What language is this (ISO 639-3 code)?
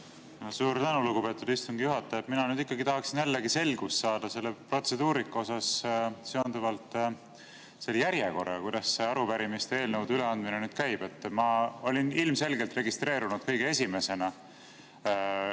est